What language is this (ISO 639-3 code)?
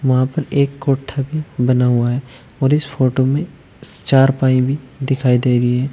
hin